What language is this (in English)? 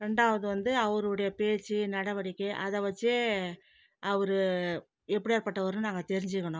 Tamil